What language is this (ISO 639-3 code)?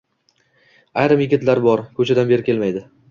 uzb